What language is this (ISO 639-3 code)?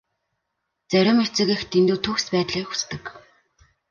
mon